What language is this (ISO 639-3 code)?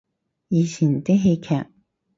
yue